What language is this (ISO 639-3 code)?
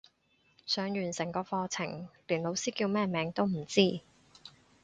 yue